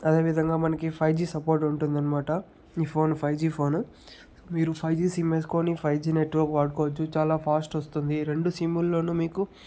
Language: Telugu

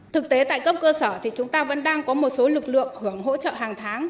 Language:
Vietnamese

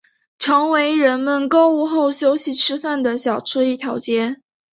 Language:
Chinese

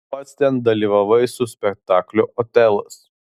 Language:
Lithuanian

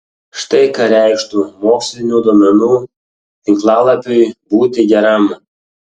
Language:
Lithuanian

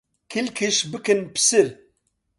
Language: Central Kurdish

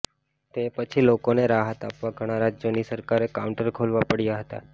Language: Gujarati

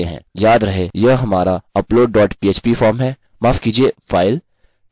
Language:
Hindi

